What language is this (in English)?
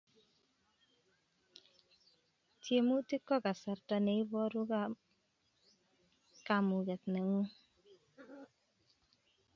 Kalenjin